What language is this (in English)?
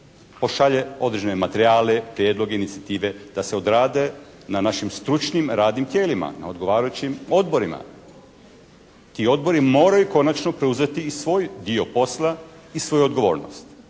Croatian